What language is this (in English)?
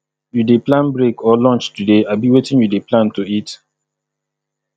Nigerian Pidgin